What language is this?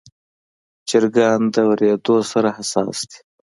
Pashto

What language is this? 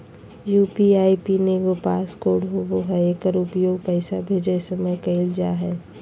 Magahi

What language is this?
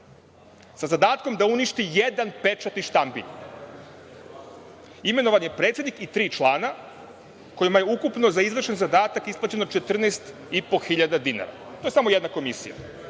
Serbian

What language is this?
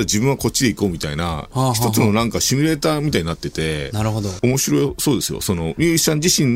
Japanese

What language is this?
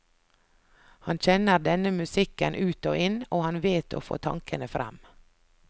Norwegian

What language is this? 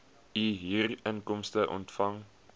Afrikaans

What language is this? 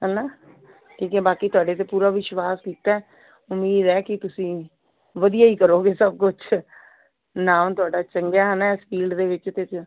Punjabi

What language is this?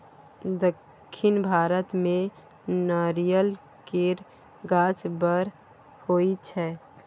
Maithili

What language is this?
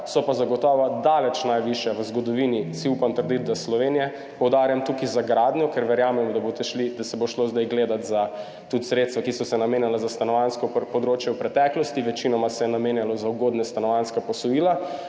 Slovenian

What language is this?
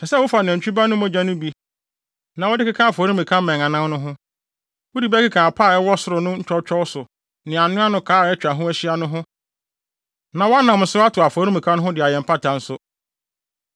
Akan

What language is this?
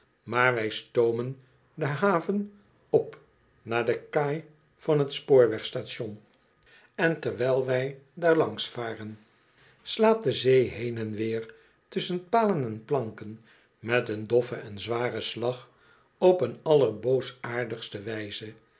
Dutch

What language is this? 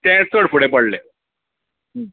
Konkani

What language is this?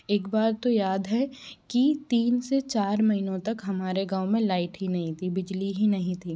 Hindi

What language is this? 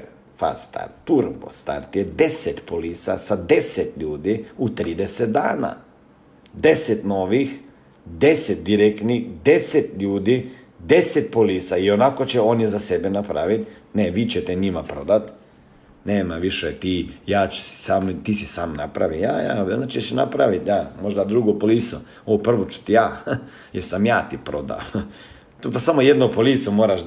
Croatian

